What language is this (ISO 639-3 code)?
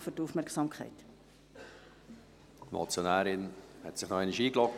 gsw